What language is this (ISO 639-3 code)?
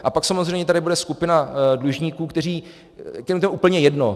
ces